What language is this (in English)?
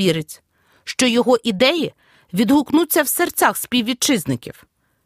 Ukrainian